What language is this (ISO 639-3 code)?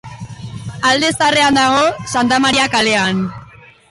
eus